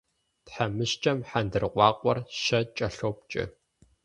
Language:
Kabardian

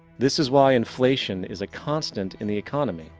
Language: English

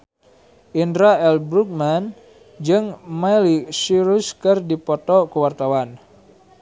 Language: Sundanese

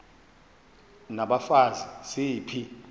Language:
Xhosa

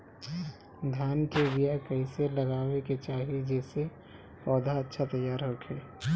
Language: Bhojpuri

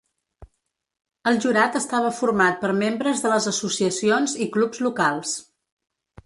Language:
Catalan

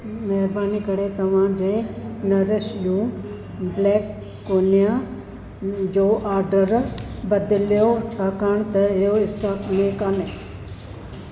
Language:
Sindhi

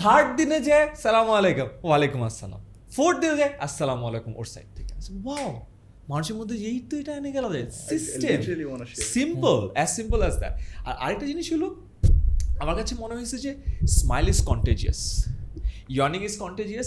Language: Bangla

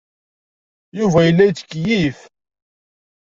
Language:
Kabyle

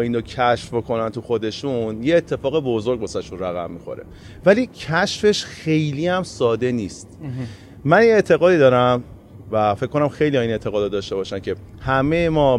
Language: Persian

